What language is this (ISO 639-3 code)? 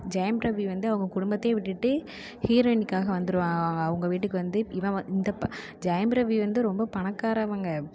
tam